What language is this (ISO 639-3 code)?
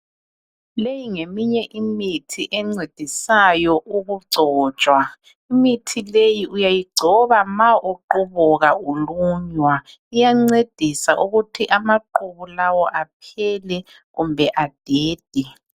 nde